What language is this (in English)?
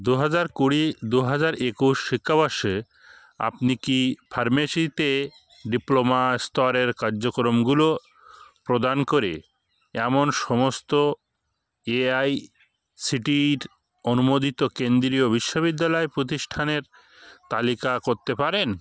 Bangla